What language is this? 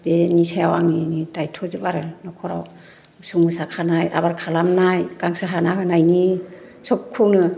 Bodo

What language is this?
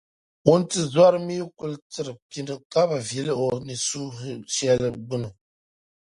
Dagbani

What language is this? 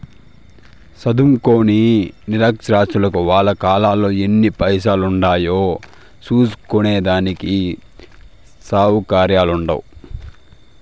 Telugu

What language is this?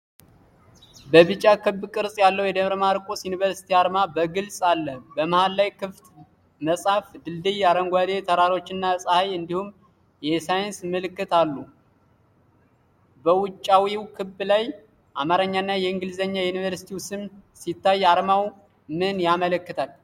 Amharic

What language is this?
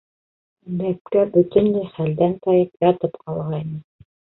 Bashkir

